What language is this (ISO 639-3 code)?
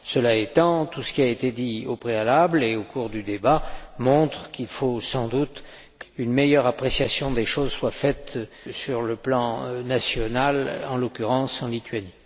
fra